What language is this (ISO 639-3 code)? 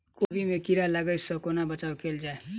mai